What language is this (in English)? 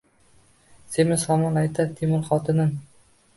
Uzbek